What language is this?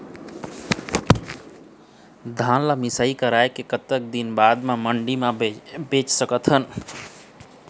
Chhattisgarhi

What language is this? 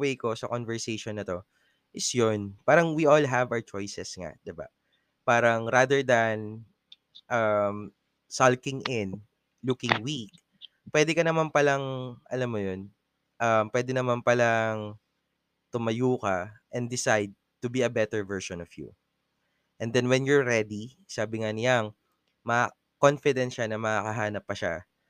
Filipino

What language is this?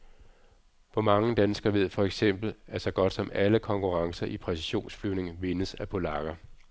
Danish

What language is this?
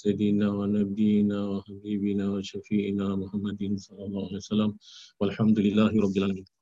Malay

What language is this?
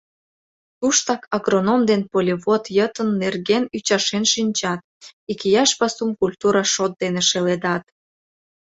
Mari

